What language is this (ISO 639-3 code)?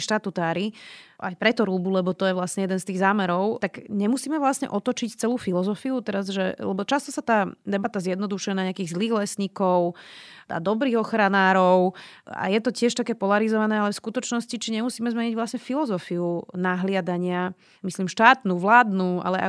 slk